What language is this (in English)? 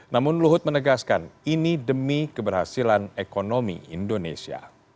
Indonesian